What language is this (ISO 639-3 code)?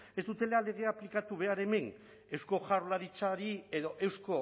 eus